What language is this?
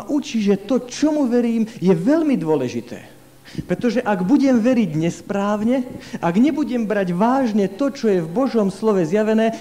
Slovak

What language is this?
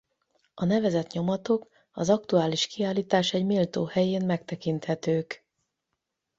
Hungarian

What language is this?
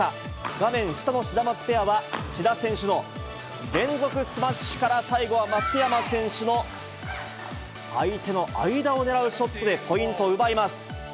Japanese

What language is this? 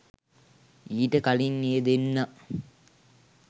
Sinhala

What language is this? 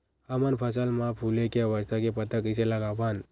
Chhattisgarhi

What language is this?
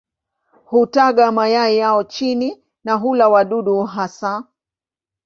Swahili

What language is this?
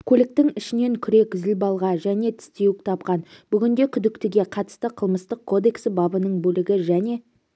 Kazakh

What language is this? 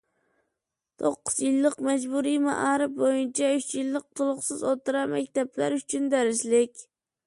Uyghur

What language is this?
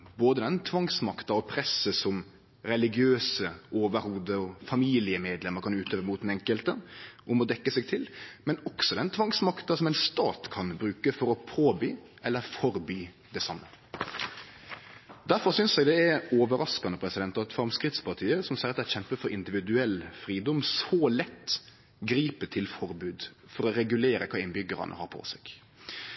Norwegian Nynorsk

